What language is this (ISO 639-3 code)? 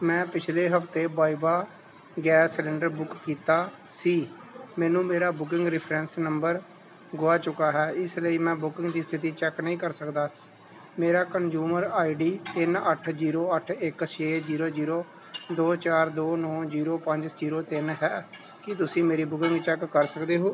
pan